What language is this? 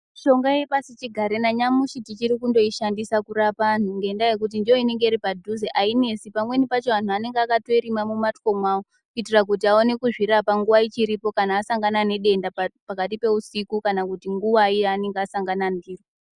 Ndau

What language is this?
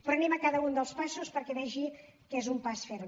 Catalan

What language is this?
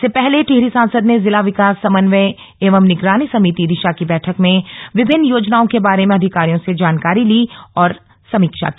Hindi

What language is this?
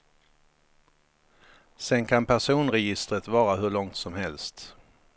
Swedish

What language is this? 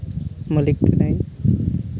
Santali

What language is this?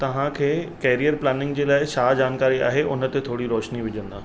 Sindhi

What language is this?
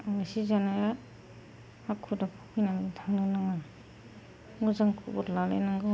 Bodo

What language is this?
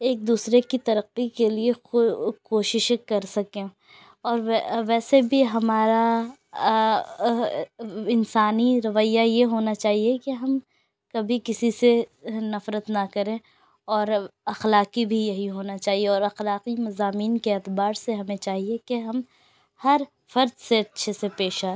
Urdu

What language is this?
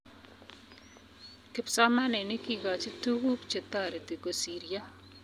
Kalenjin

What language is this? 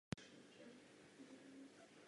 Czech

